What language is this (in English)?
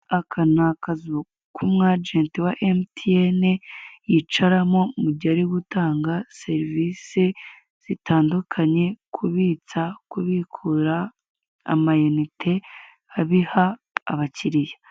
Kinyarwanda